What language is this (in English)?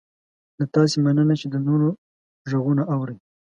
Pashto